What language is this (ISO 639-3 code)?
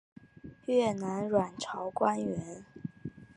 zho